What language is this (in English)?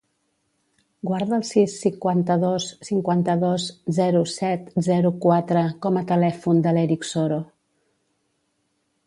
Catalan